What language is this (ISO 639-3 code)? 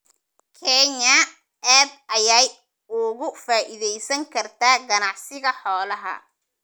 som